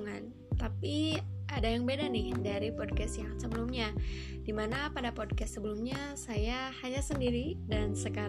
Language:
Indonesian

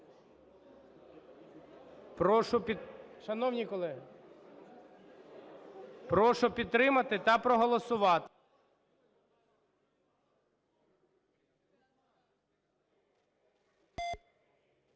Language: Ukrainian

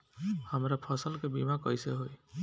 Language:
Bhojpuri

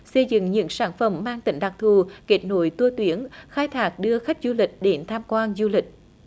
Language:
Vietnamese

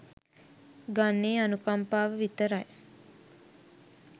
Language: Sinhala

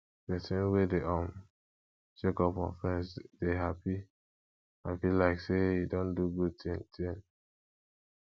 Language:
Nigerian Pidgin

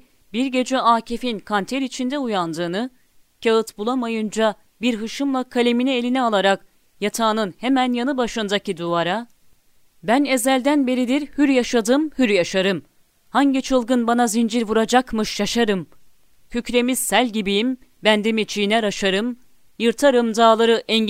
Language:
Turkish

